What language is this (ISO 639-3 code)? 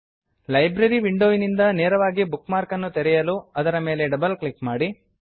kan